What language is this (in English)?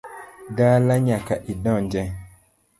Luo (Kenya and Tanzania)